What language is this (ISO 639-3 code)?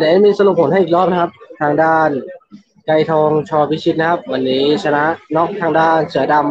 tha